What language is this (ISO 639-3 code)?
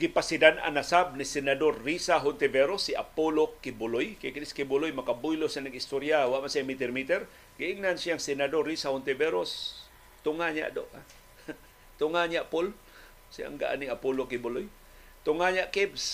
fil